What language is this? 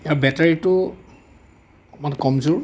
Assamese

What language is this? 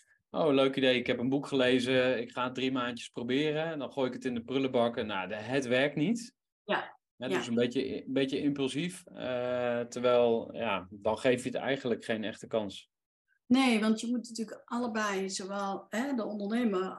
Dutch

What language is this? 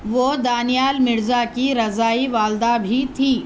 Urdu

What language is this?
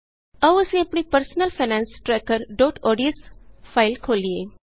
Punjabi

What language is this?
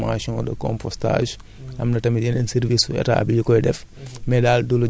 Wolof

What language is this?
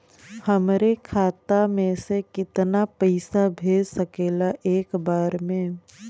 Bhojpuri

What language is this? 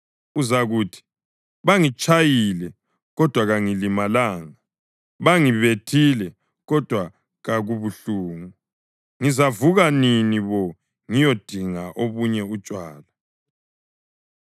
North Ndebele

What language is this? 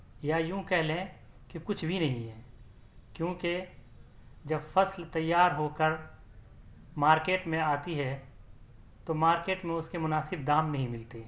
Urdu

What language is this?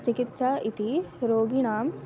Sanskrit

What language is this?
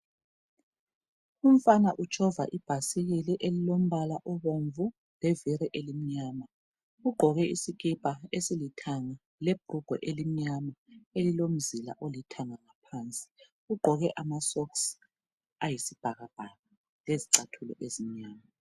North Ndebele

